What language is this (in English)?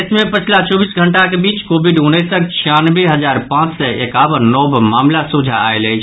Maithili